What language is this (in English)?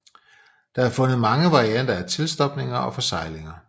Danish